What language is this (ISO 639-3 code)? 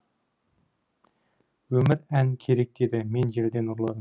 kaz